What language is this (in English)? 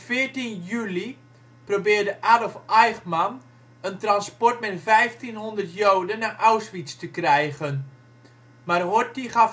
Dutch